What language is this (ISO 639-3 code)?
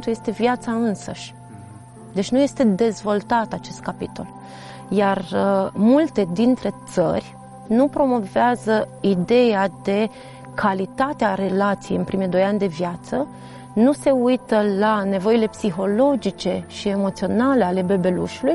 ron